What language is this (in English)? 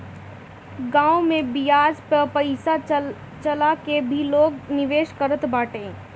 Bhojpuri